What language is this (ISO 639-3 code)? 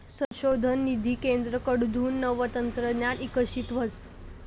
mar